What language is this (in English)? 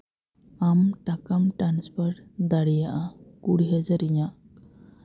Santali